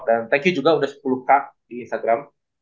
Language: Indonesian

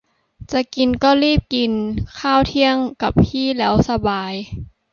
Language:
Thai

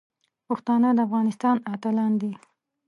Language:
Pashto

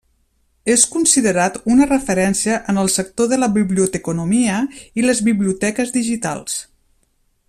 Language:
Catalan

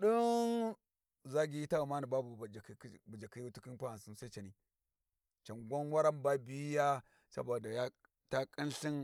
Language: Warji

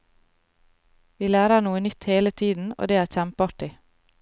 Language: Norwegian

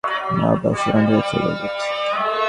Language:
Bangla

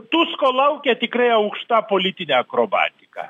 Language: Lithuanian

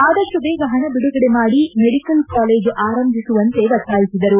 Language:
Kannada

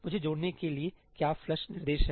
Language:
Hindi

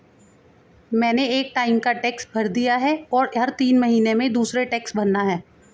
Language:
Hindi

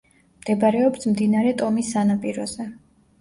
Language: Georgian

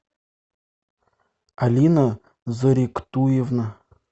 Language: Russian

